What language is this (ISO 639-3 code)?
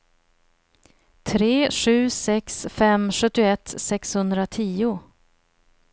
swe